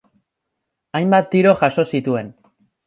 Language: Basque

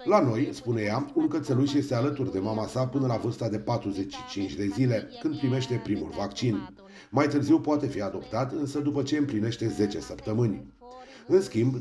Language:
Romanian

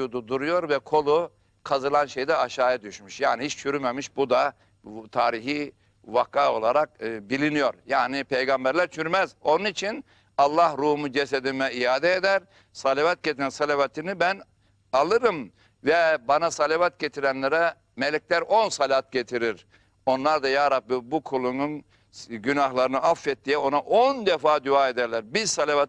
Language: Turkish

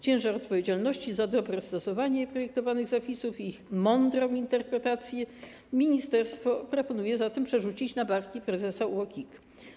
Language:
Polish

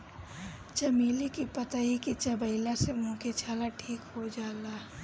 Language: Bhojpuri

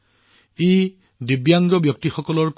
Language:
Assamese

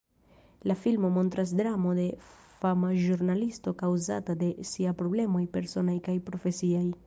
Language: Esperanto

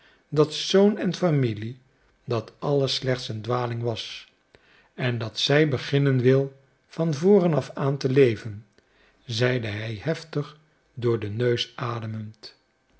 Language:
Dutch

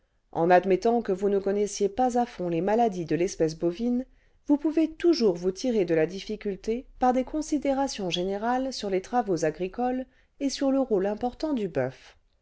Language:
French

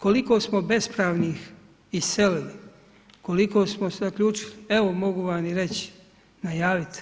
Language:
Croatian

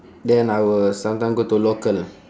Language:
English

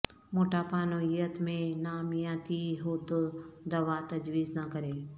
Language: Urdu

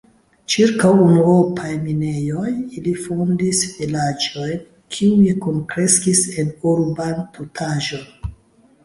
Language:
Esperanto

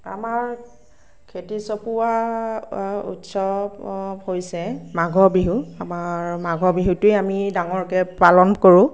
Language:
Assamese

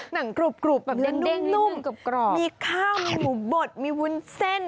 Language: Thai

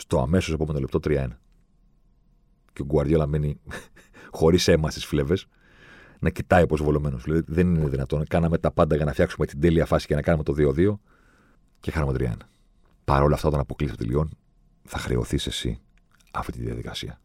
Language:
Greek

